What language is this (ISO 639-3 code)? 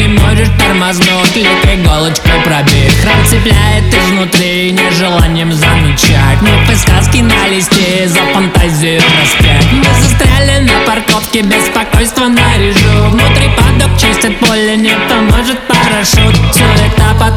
rus